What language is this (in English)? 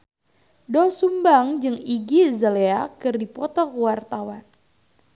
Sundanese